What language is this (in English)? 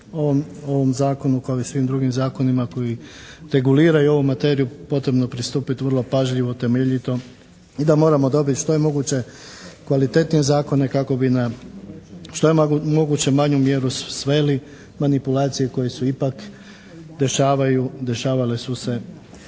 Croatian